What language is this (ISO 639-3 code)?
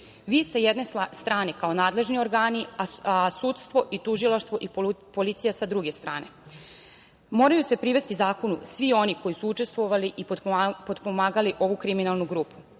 srp